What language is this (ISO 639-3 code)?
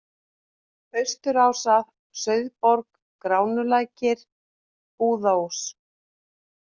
isl